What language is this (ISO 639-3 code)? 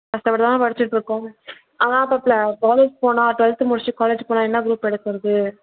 tam